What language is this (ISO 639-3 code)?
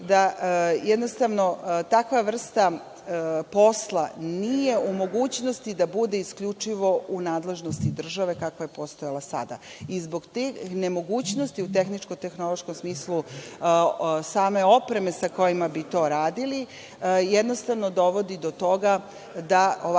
srp